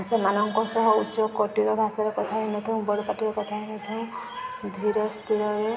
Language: Odia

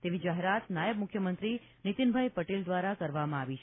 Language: Gujarati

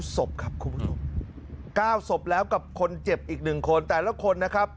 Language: Thai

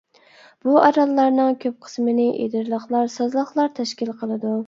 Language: Uyghur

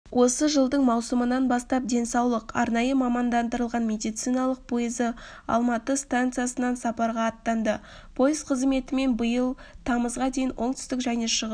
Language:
Kazakh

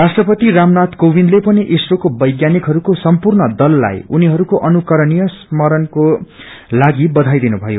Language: Nepali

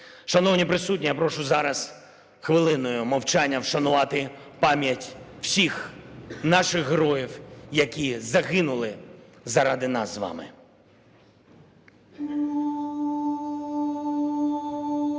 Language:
Ukrainian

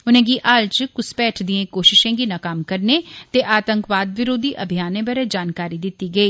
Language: Dogri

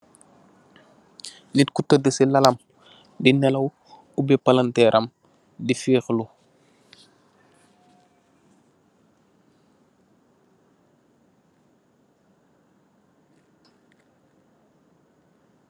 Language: Wolof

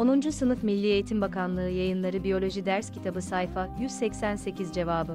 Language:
Turkish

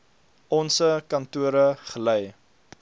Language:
Afrikaans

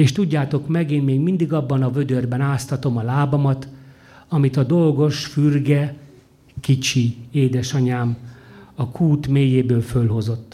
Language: Hungarian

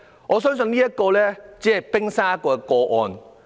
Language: Cantonese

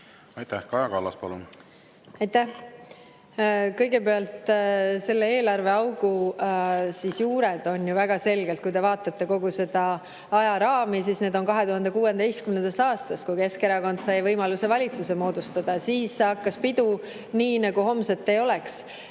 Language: Estonian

